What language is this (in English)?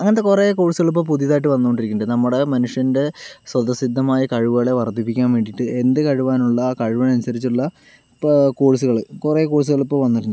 Malayalam